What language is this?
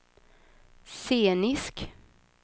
Swedish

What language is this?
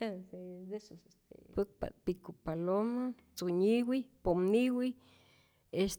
Rayón Zoque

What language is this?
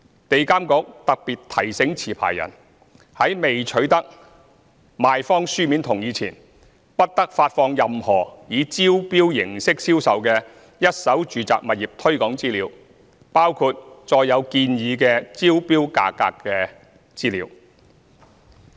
Cantonese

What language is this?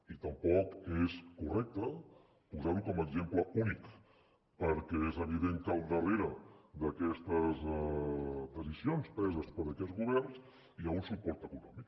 Catalan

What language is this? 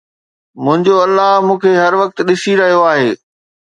Sindhi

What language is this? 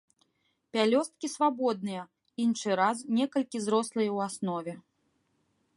Belarusian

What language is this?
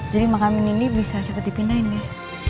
Indonesian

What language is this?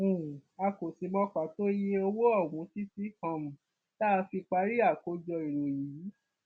Yoruba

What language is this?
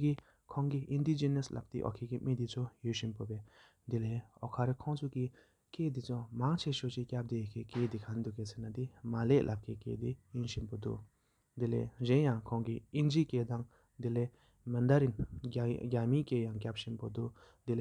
Sikkimese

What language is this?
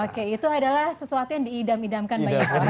Indonesian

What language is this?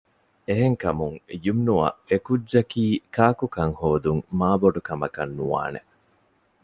Divehi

